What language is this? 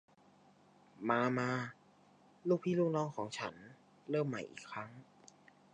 Thai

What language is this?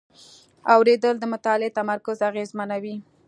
Pashto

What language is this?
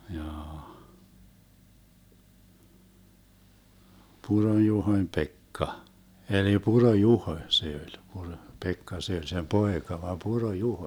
Finnish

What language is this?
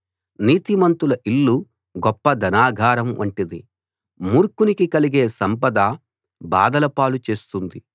Telugu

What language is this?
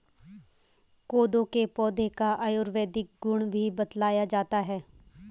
Hindi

